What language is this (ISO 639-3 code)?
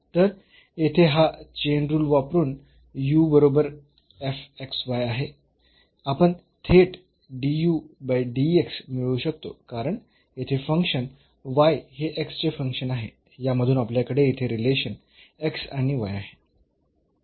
mar